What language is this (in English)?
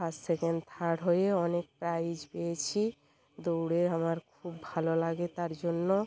Bangla